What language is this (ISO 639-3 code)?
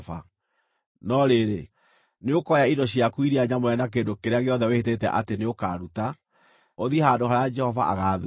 kik